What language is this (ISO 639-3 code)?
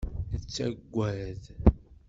kab